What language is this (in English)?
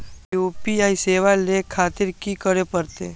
Maithili